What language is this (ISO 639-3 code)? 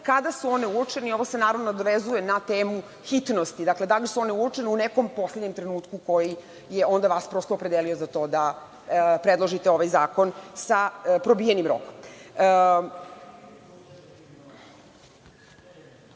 srp